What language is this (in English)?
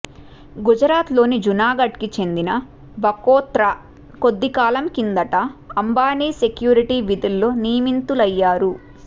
Telugu